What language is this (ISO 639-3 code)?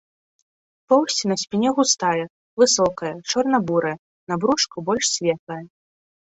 bel